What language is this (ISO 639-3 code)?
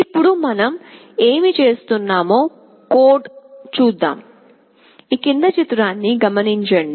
tel